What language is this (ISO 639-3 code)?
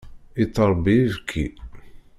kab